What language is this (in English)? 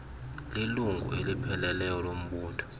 Xhosa